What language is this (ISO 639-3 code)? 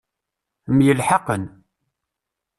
kab